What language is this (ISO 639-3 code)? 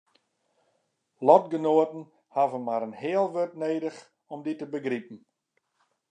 fry